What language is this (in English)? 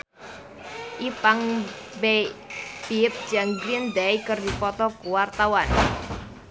Sundanese